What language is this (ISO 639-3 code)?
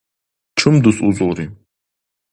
dar